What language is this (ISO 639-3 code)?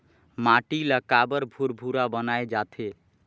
hne